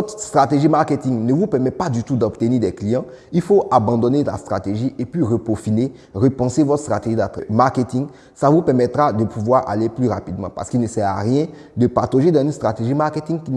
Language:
French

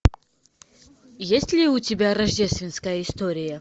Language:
Russian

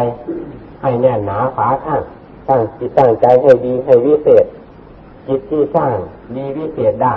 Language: Thai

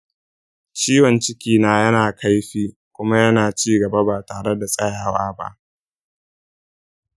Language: Hausa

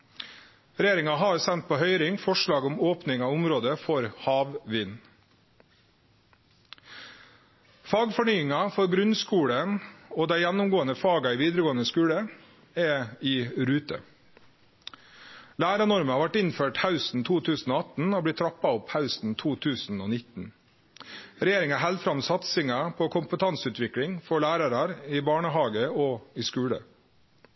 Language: Norwegian Nynorsk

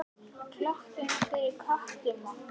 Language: Icelandic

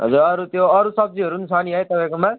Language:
Nepali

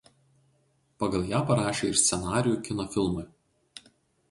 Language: Lithuanian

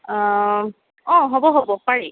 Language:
Assamese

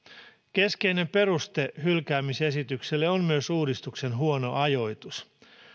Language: Finnish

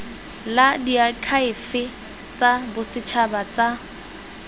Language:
Tswana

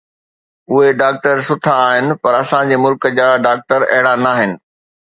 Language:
Sindhi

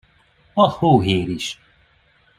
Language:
Hungarian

